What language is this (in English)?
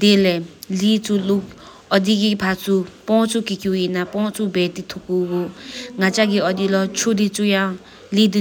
Sikkimese